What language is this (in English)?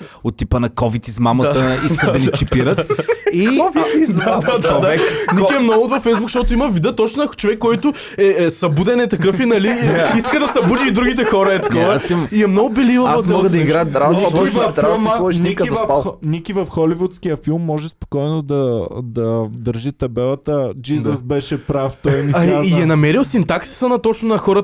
Bulgarian